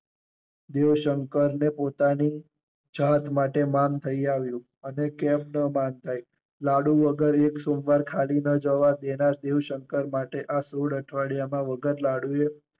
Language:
Gujarati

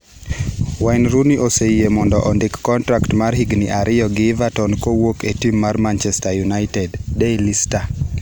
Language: Luo (Kenya and Tanzania)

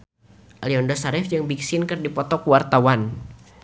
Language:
Sundanese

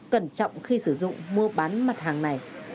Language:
Vietnamese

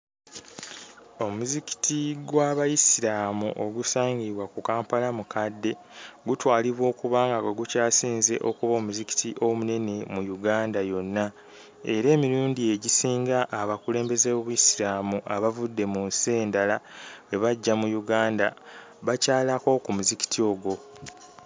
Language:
Ganda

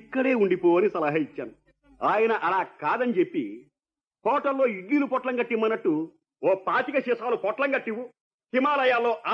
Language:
Telugu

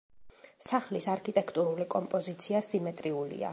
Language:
Georgian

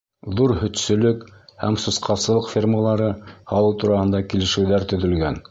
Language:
Bashkir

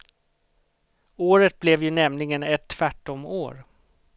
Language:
Swedish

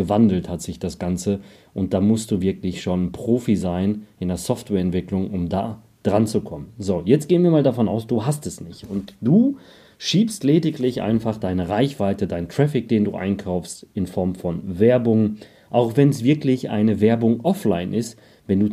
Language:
German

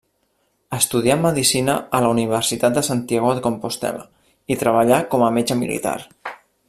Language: Catalan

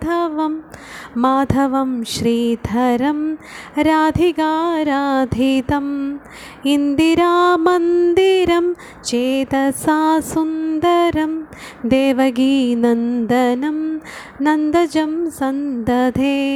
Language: Malayalam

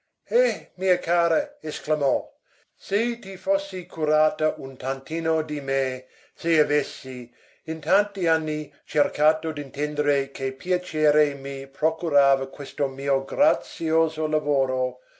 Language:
Italian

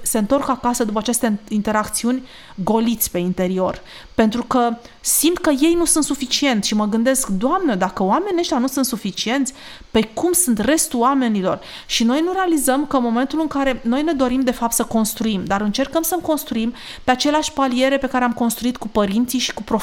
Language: Romanian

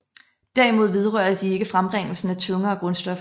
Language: Danish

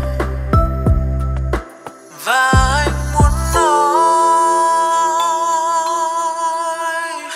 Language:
Vietnamese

